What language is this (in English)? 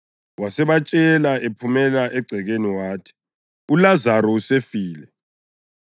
North Ndebele